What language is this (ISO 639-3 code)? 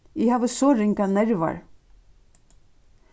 fao